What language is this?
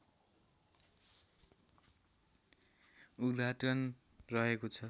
Nepali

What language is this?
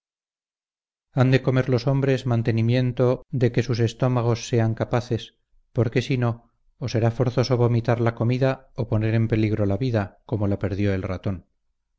Spanish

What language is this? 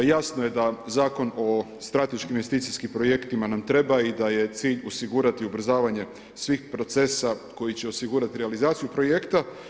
Croatian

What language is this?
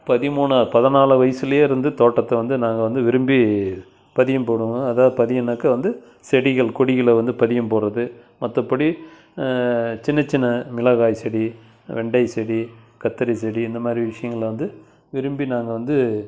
Tamil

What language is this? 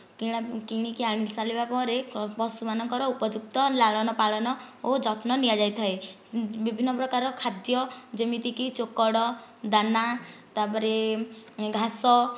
Odia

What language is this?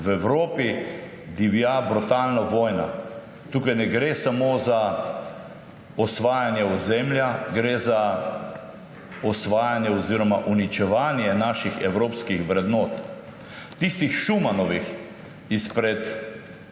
Slovenian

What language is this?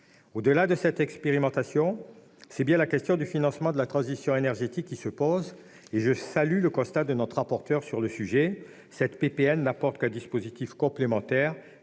French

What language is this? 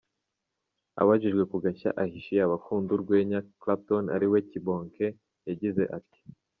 Kinyarwanda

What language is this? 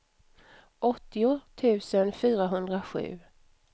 Swedish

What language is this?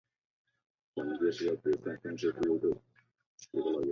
Chinese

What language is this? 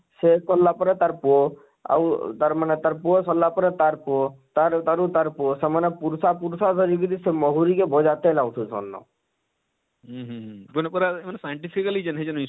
Odia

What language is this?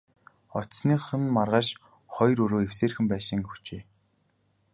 Mongolian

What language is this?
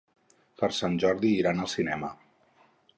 Catalan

